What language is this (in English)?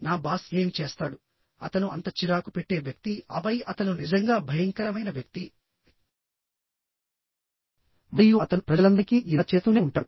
Telugu